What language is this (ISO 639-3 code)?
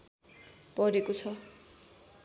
nep